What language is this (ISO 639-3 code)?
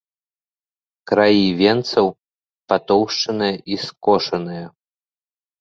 bel